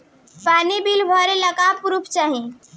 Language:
Bhojpuri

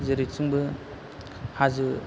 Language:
Bodo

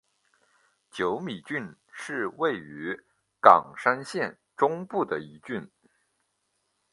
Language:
Chinese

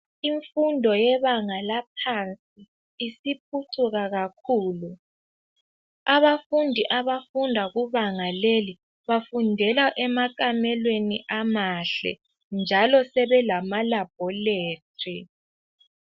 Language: North Ndebele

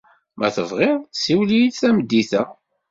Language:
Kabyle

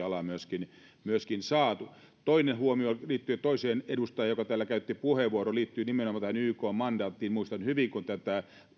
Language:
Finnish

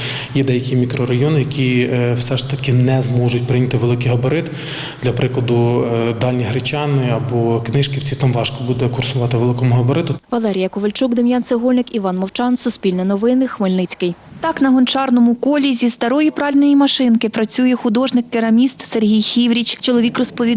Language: Ukrainian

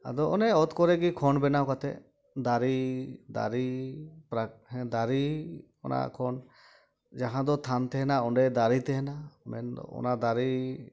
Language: Santali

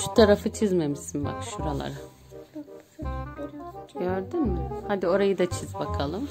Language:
Turkish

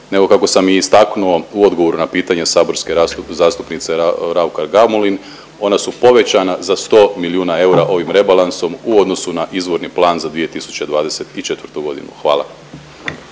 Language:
Croatian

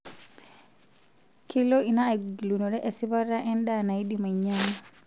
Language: Masai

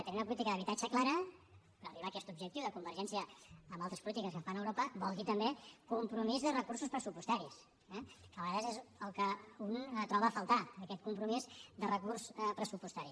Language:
Catalan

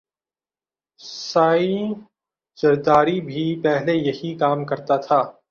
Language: Urdu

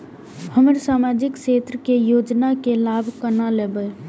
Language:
Maithili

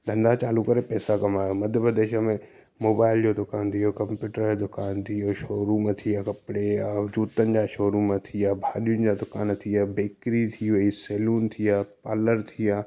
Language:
Sindhi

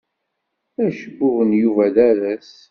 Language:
Kabyle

